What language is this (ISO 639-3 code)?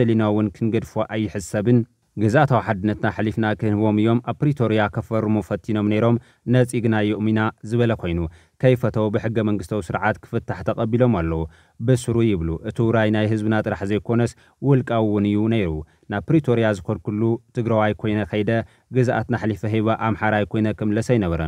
ara